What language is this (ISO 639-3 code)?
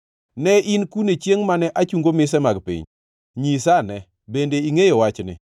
luo